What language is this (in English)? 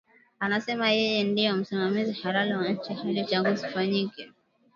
Swahili